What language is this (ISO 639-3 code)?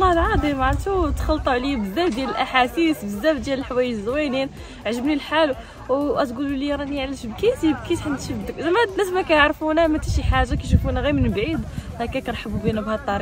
ara